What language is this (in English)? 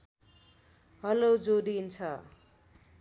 Nepali